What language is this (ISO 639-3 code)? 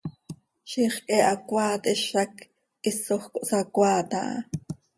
sei